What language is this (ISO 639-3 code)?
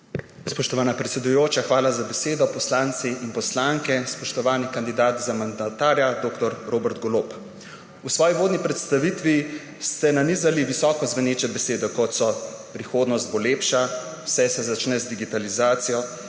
slv